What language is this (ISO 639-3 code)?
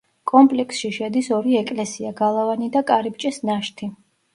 kat